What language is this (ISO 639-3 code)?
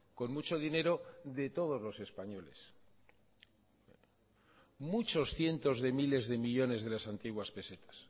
spa